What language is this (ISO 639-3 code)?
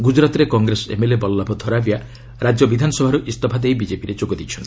ori